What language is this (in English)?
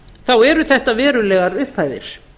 Icelandic